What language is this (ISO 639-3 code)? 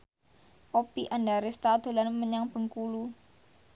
jav